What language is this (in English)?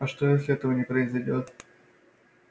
Russian